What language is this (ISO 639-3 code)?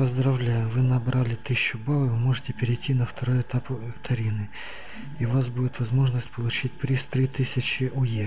rus